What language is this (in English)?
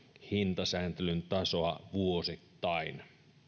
Finnish